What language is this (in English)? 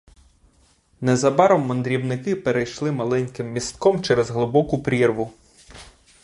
Ukrainian